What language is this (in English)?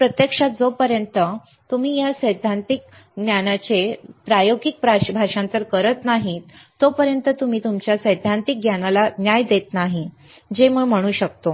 Marathi